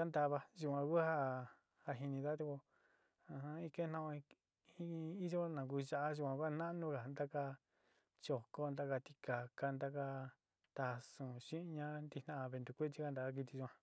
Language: Sinicahua Mixtec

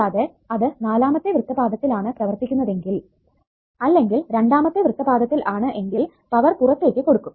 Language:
Malayalam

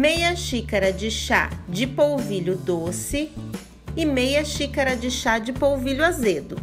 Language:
Portuguese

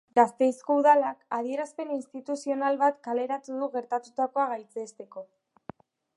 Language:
Basque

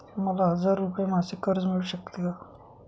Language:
Marathi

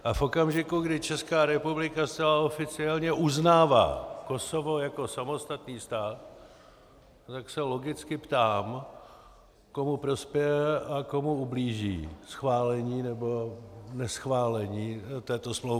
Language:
Czech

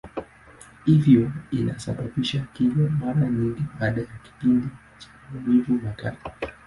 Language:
Swahili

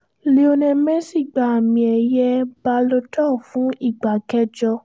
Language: Yoruba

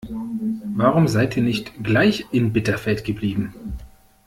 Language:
German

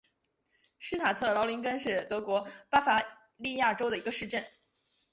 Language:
Chinese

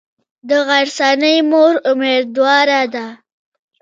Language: Pashto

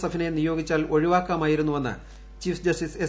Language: Malayalam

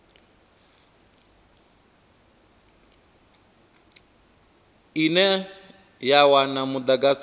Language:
Venda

